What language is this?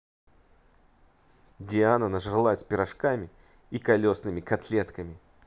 Russian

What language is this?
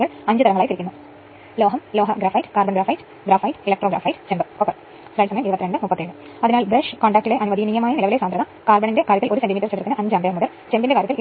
Malayalam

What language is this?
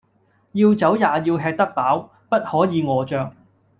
Cantonese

